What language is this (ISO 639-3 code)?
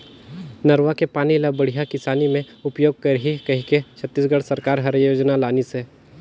hne